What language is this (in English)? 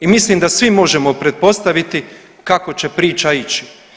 Croatian